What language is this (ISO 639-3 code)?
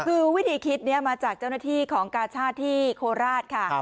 tha